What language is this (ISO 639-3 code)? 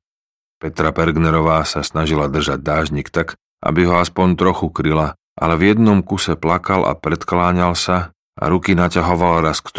slk